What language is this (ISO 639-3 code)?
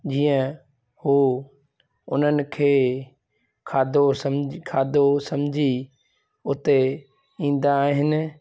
snd